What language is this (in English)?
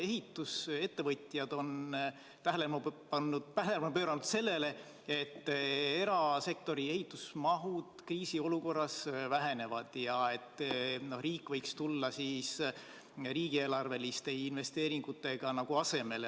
Estonian